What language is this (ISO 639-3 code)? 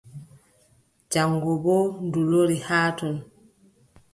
fub